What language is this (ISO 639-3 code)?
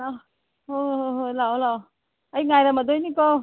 mni